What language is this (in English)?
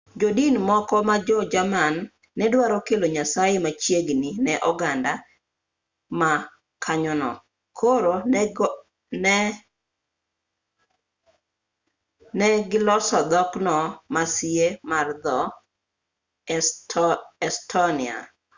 Luo (Kenya and Tanzania)